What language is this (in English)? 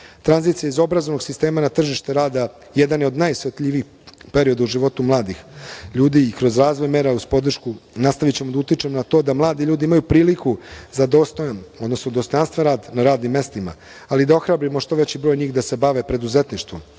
Serbian